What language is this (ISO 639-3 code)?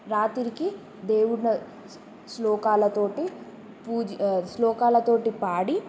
tel